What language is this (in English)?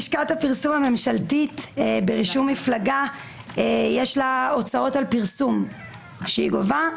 Hebrew